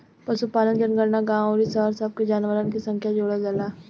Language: Bhojpuri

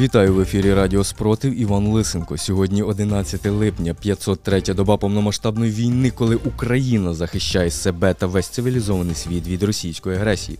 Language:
Ukrainian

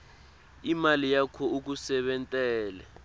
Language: Swati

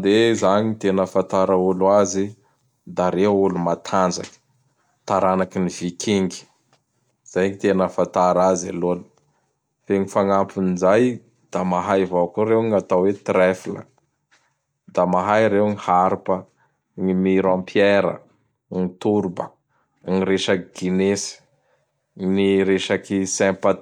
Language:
Bara Malagasy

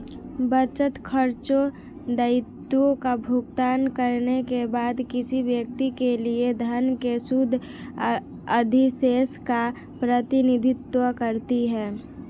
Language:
Hindi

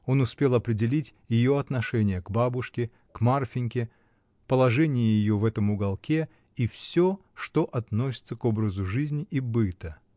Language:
Russian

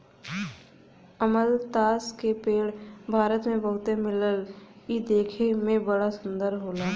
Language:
Bhojpuri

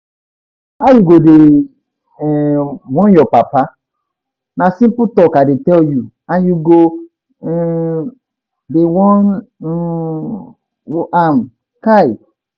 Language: Nigerian Pidgin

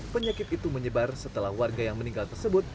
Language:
Indonesian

